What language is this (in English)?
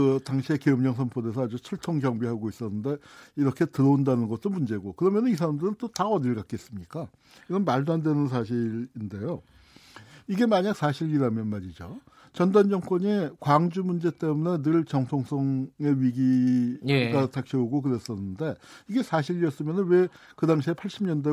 Korean